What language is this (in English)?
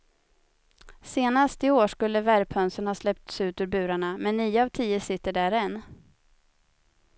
Swedish